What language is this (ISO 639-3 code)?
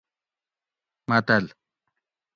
gwc